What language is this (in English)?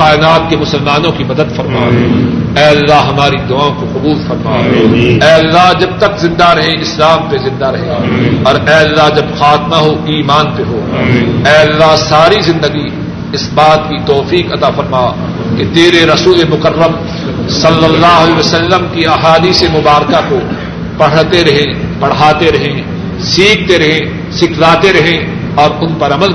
Urdu